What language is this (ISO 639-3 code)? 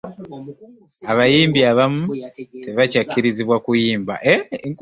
lug